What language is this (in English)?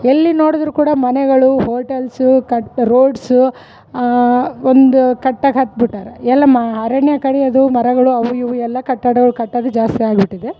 Kannada